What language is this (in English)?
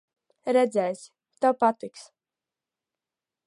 Latvian